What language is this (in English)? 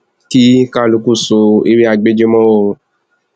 Yoruba